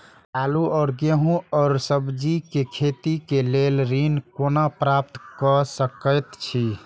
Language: Maithili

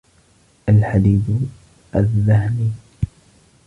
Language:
Arabic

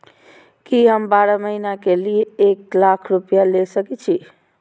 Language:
Maithili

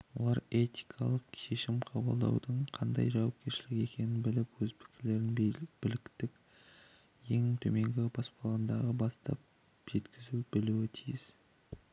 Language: Kazakh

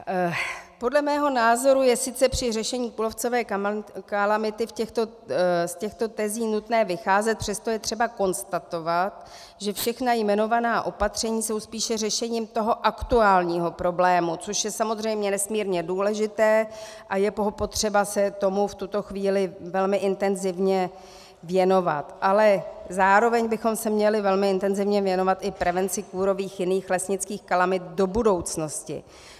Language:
Czech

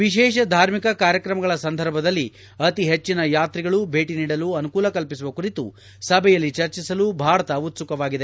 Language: Kannada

